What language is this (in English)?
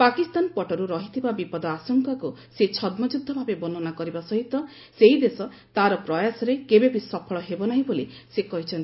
Odia